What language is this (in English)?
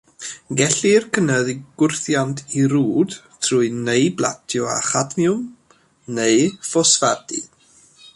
Welsh